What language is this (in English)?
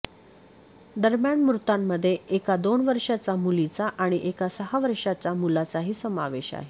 Marathi